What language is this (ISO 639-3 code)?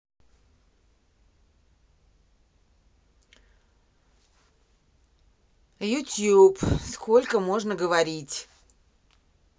rus